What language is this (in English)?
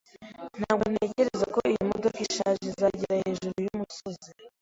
Kinyarwanda